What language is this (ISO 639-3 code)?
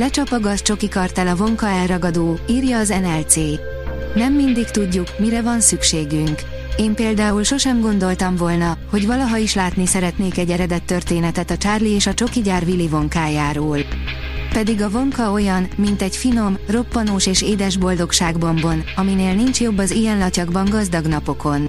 hun